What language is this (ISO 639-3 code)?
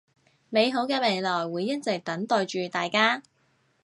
yue